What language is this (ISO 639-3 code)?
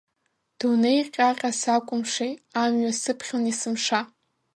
abk